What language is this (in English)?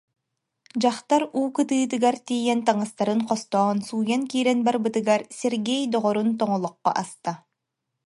Yakut